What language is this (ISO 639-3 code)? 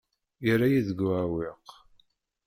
kab